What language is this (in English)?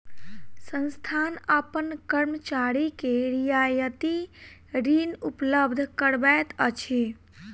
Maithili